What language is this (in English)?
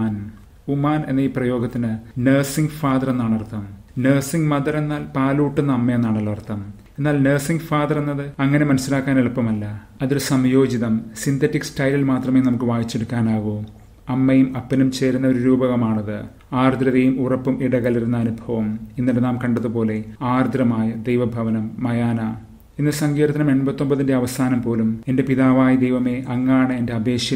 English